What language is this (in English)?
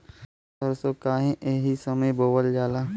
Bhojpuri